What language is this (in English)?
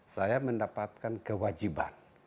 Indonesian